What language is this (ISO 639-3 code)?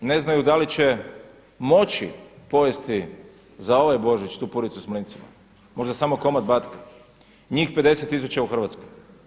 hrv